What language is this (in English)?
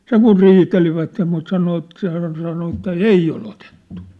Finnish